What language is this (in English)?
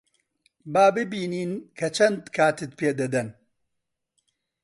Central Kurdish